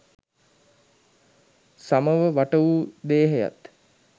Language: Sinhala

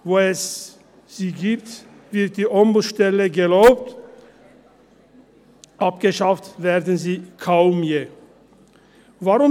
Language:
Swiss German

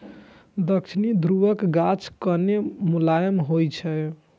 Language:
Maithili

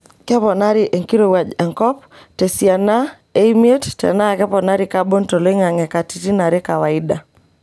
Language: Masai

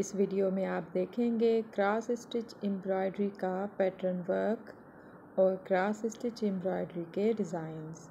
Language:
Hindi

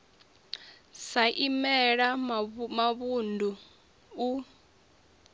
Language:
Venda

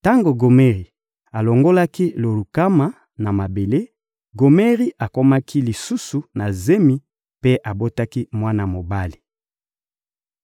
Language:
Lingala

